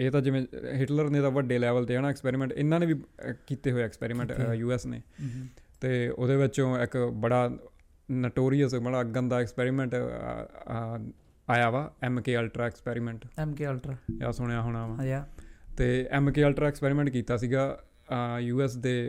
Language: Punjabi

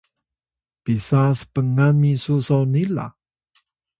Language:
Atayal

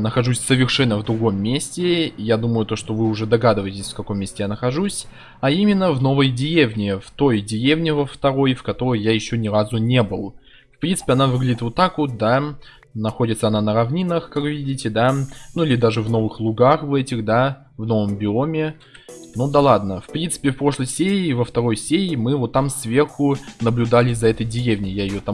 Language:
Russian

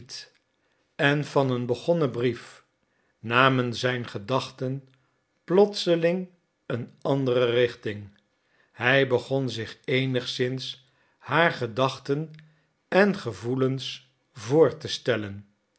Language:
Dutch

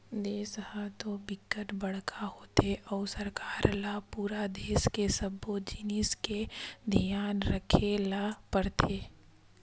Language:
Chhattisgarhi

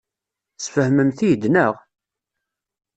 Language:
Kabyle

